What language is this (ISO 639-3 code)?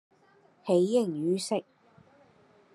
yue